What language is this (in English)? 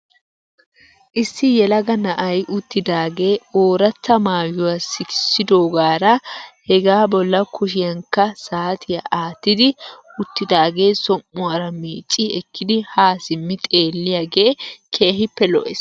Wolaytta